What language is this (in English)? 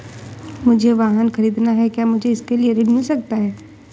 Hindi